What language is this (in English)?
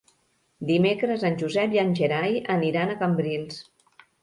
Catalan